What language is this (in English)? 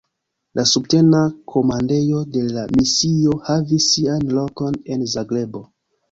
Esperanto